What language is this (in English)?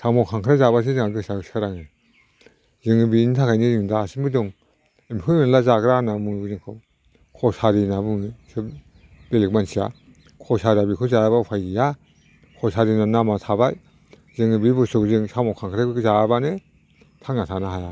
Bodo